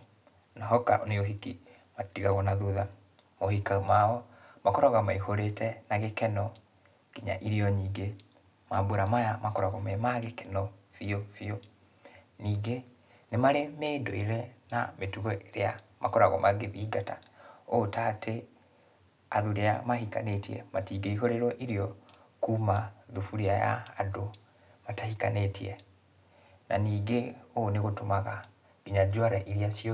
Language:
Kikuyu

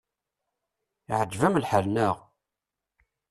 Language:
Kabyle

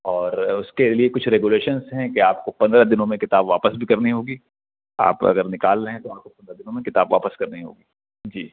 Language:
Urdu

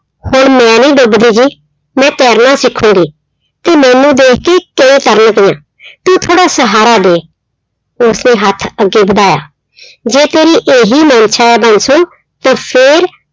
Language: Punjabi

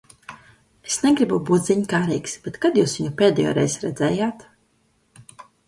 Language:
Latvian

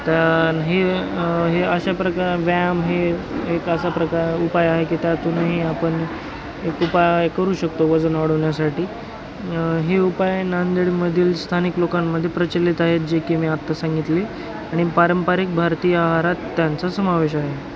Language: Marathi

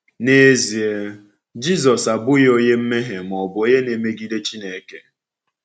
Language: Igbo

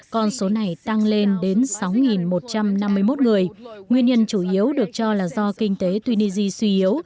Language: Vietnamese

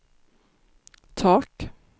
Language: Swedish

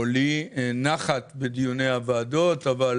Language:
Hebrew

